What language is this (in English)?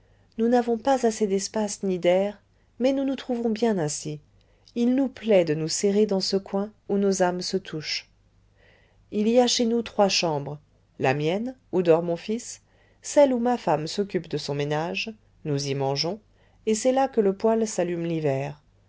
French